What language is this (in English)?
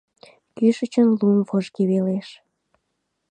Mari